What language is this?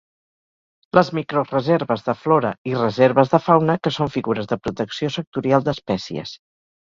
Catalan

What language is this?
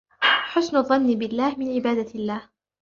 Arabic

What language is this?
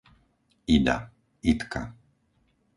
Slovak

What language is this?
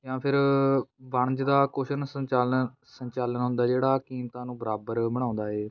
Punjabi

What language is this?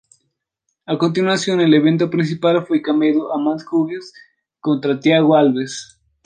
Spanish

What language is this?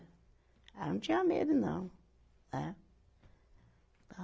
Portuguese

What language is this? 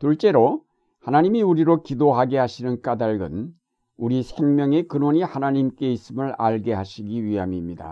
Korean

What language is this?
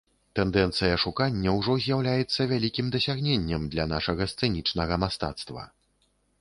Belarusian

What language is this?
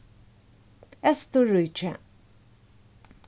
Faroese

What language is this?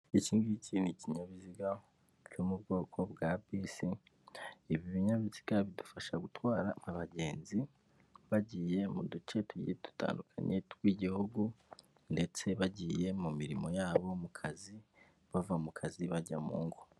Kinyarwanda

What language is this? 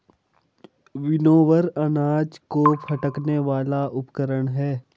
Hindi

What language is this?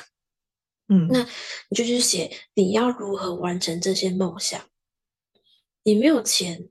Chinese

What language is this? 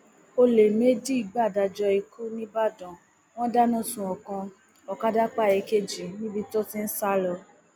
Yoruba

